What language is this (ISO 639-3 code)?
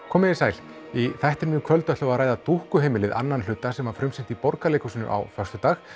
isl